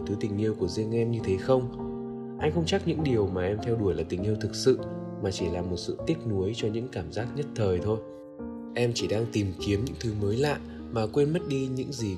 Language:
Vietnamese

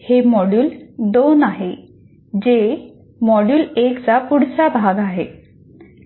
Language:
Marathi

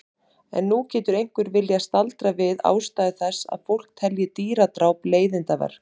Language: Icelandic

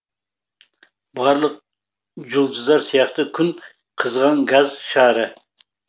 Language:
Kazakh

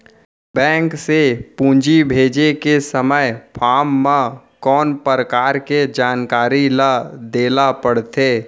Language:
Chhattisgarhi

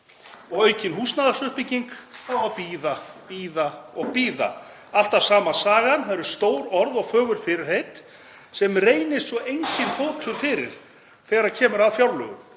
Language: Icelandic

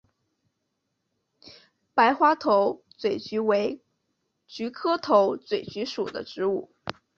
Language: Chinese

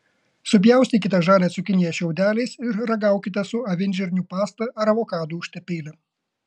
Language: Lithuanian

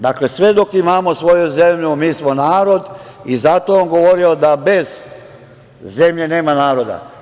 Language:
Serbian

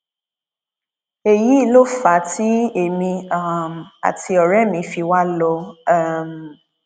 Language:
Yoruba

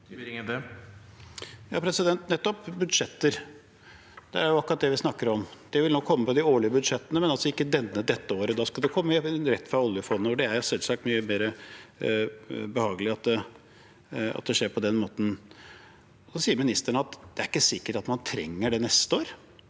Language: Norwegian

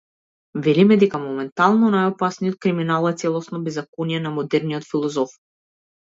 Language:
Macedonian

